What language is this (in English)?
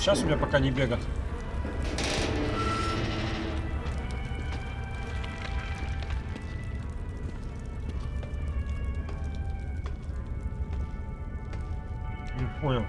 Russian